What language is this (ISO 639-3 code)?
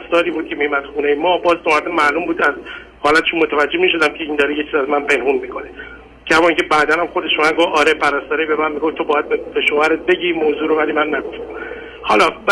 fas